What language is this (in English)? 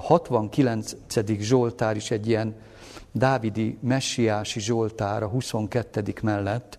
Hungarian